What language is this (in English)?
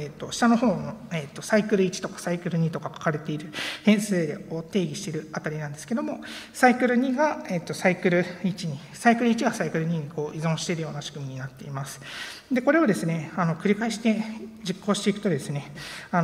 Japanese